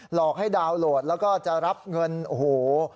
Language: Thai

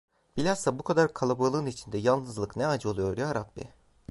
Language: Turkish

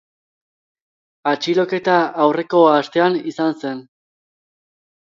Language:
Basque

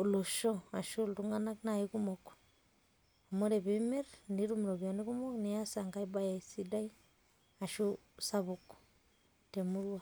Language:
Masai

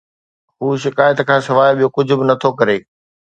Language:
Sindhi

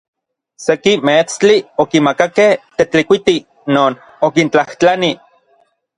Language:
Orizaba Nahuatl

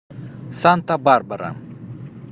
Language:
Russian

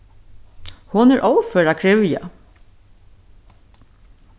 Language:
Faroese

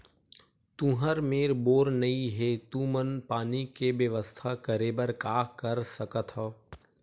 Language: Chhattisgarhi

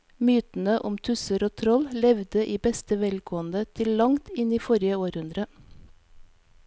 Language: Norwegian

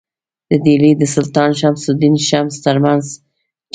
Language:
Pashto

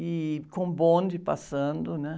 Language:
Portuguese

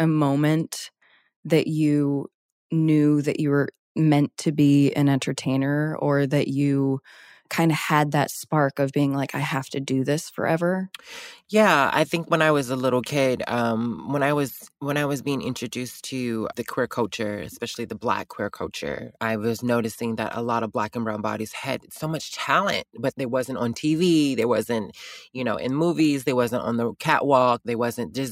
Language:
English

